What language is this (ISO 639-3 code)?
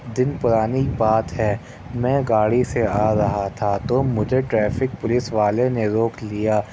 urd